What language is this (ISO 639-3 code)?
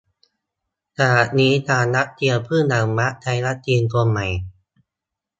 tha